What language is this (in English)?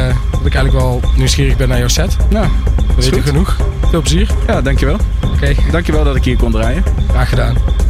Dutch